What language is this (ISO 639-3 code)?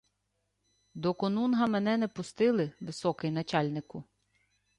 ukr